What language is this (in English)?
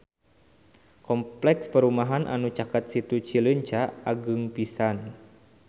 Sundanese